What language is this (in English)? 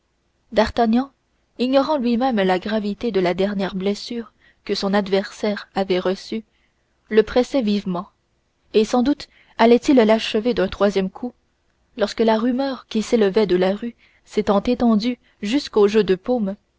French